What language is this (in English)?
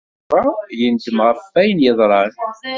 Kabyle